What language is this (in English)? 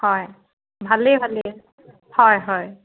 Assamese